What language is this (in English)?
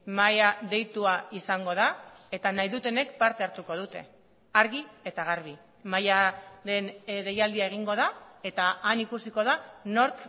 Basque